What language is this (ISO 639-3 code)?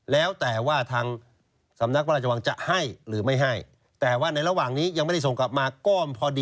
tha